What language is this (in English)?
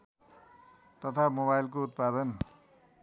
Nepali